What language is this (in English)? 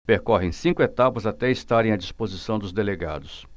Portuguese